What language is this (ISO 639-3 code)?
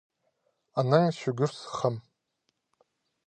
kjh